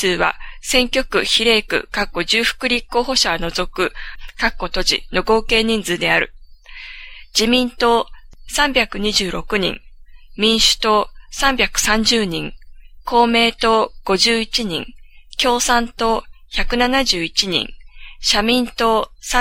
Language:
Japanese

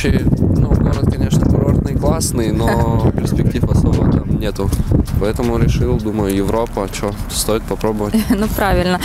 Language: Russian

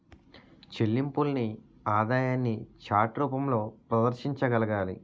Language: Telugu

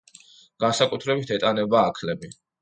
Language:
Georgian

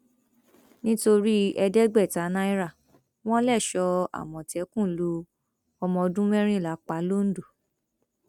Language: Yoruba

